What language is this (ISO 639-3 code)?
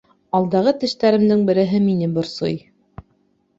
bak